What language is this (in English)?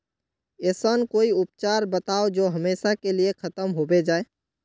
Magahi